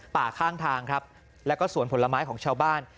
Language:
Thai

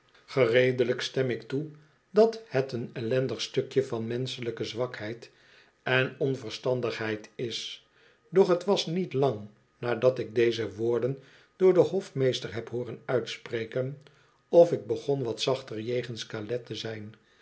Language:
Dutch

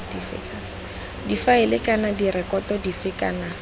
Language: Tswana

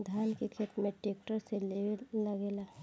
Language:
Bhojpuri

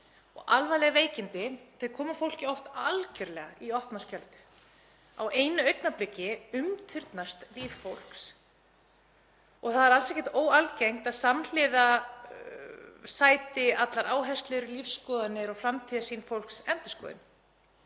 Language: Icelandic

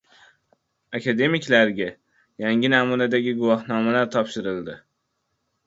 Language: Uzbek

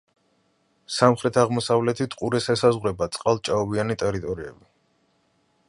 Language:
Georgian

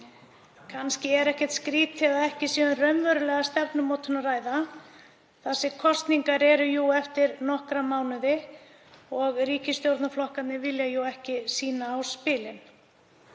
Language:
Icelandic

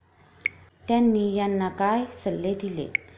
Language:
Marathi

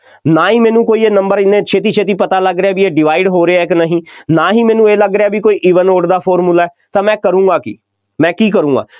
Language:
Punjabi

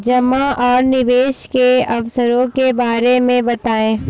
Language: Hindi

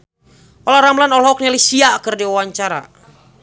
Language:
Sundanese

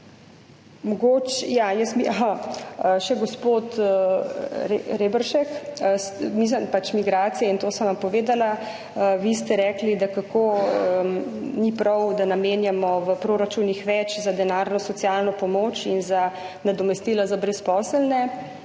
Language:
Slovenian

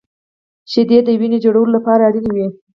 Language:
Pashto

